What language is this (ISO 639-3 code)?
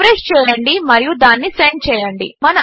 tel